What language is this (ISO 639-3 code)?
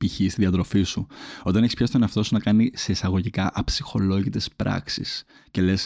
ell